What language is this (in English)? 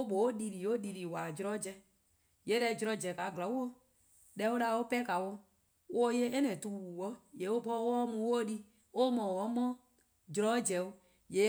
Eastern Krahn